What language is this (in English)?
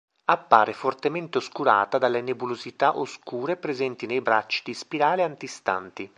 Italian